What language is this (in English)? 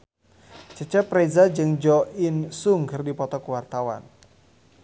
Sundanese